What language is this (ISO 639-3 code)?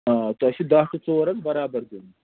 kas